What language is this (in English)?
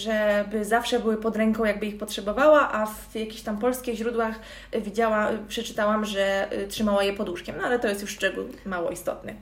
Polish